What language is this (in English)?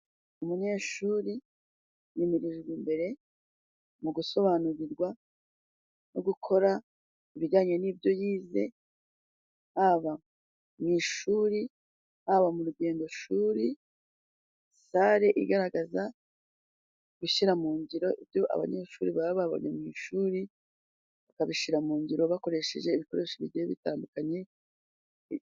Kinyarwanda